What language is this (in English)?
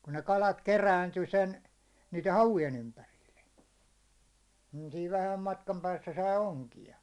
Finnish